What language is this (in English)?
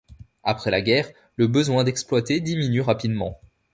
French